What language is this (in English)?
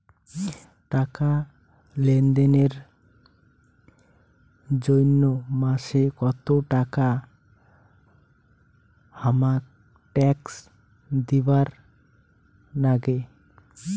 Bangla